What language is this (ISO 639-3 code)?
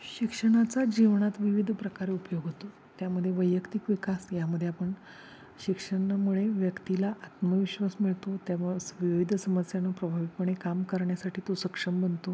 mar